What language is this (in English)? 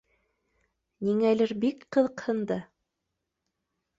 Bashkir